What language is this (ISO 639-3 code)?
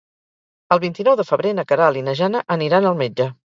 cat